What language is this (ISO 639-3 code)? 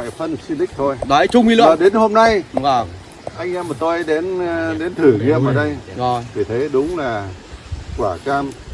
vie